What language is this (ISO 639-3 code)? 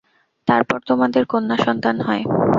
ben